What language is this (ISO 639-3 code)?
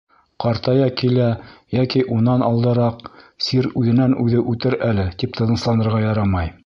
bak